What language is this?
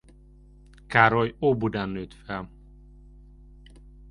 Hungarian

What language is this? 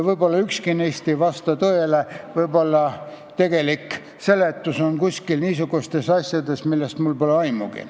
Estonian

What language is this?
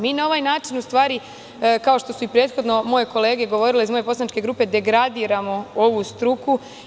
Serbian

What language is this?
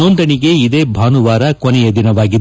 Kannada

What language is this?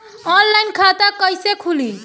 Bhojpuri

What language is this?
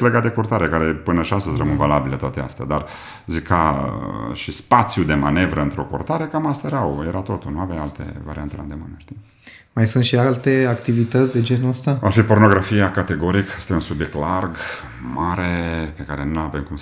Romanian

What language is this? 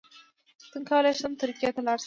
Pashto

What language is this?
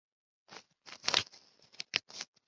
Chinese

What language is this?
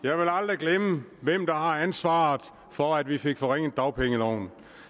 Danish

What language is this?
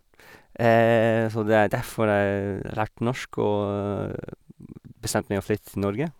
Norwegian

